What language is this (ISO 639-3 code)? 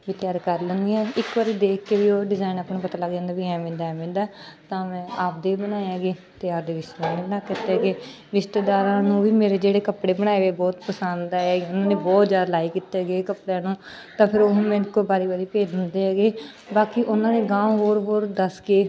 pan